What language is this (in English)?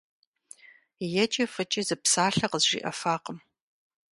Kabardian